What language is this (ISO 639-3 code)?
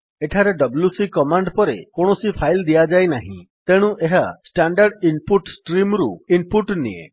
ori